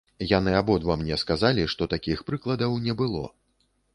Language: Belarusian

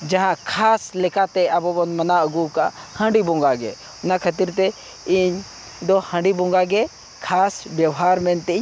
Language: Santali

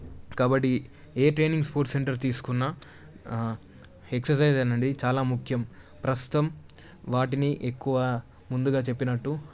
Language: Telugu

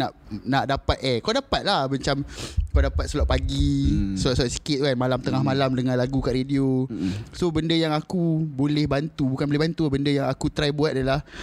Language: Malay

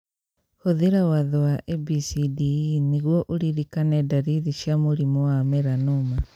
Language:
Kikuyu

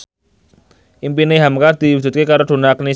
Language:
Javanese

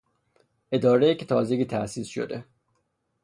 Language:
Persian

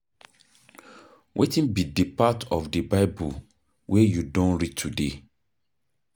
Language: Nigerian Pidgin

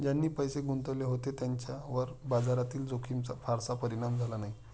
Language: Marathi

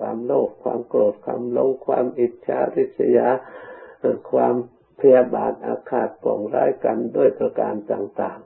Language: Thai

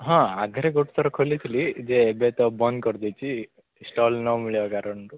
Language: Odia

